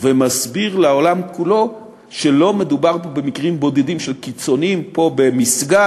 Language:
Hebrew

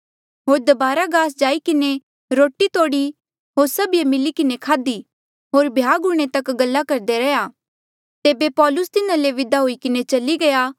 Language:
Mandeali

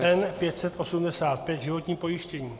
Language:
Czech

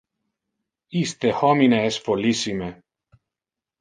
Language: Interlingua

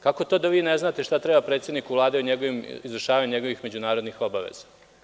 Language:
Serbian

